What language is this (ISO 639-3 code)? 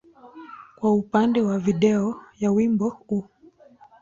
swa